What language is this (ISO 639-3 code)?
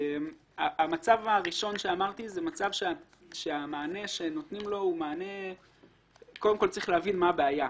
heb